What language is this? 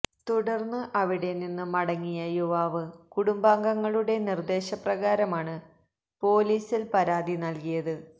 Malayalam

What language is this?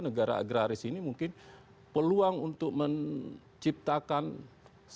Indonesian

